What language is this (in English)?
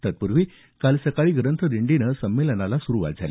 Marathi